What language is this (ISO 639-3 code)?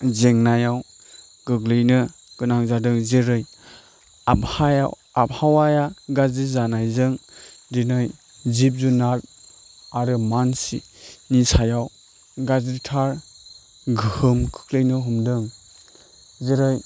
brx